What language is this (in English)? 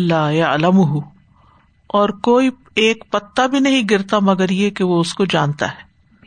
Urdu